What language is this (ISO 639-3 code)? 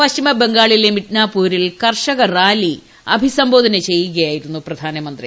mal